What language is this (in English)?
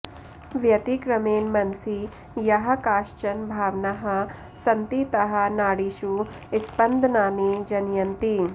Sanskrit